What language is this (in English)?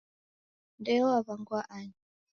Taita